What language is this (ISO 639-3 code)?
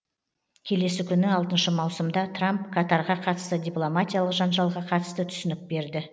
kaz